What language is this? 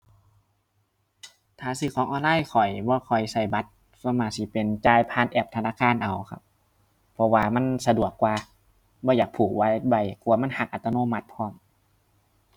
Thai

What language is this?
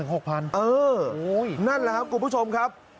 Thai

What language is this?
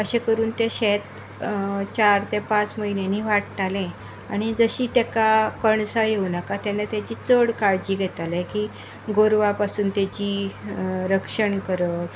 Konkani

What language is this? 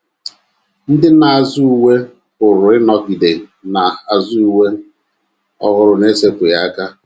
Igbo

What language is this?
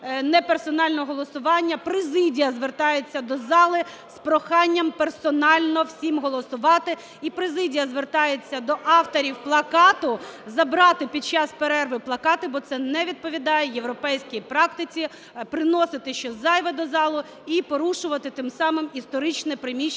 Ukrainian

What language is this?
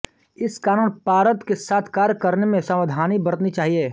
Hindi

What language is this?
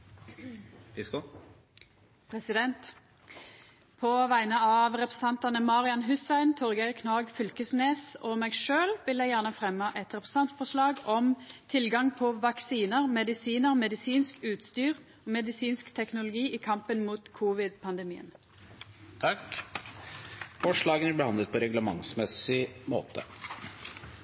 Norwegian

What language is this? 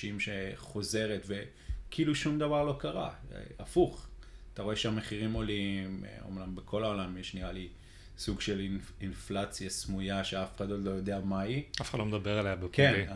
Hebrew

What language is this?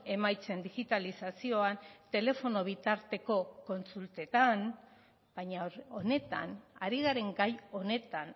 Basque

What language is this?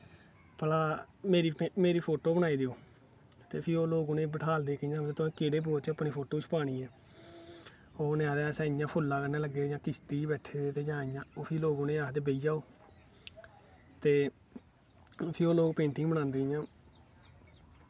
Dogri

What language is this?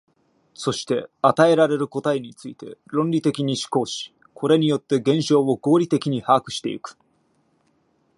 Japanese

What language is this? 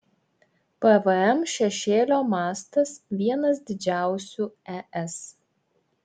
Lithuanian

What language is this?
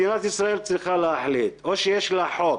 Hebrew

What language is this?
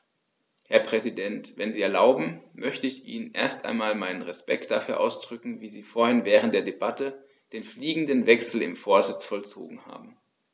German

